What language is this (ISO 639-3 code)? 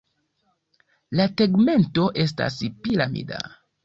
epo